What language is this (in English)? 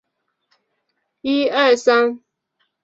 Chinese